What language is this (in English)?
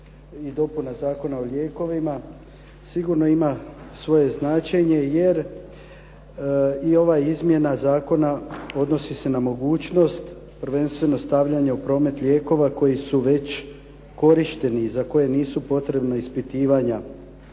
Croatian